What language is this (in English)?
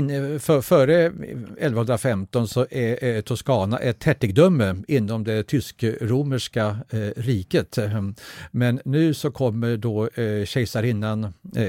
Swedish